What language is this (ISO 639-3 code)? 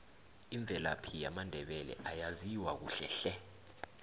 nbl